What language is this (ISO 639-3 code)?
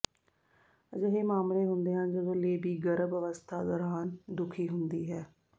pan